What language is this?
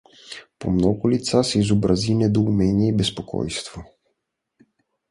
Bulgarian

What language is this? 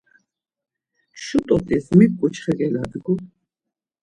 Laz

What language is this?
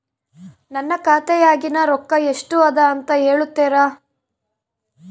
Kannada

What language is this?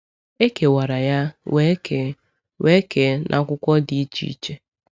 Igbo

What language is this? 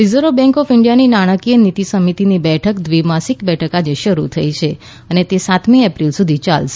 Gujarati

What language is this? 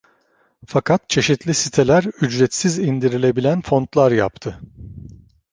Turkish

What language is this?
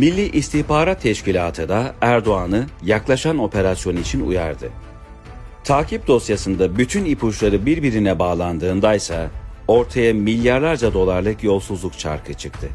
Turkish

